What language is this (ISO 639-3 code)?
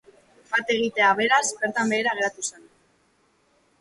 eus